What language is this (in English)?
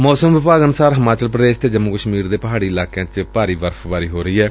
Punjabi